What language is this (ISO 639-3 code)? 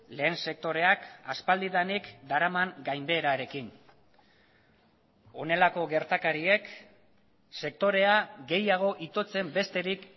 eus